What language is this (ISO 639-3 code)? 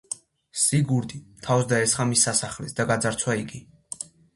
kat